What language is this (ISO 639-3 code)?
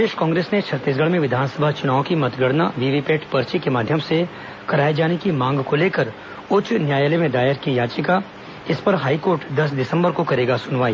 hin